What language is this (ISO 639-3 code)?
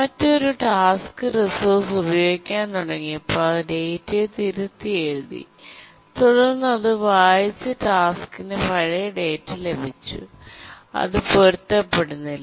mal